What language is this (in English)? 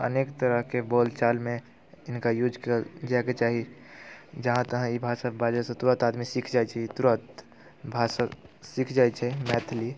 Maithili